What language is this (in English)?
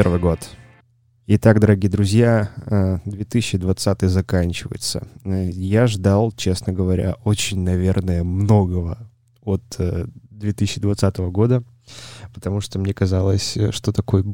Russian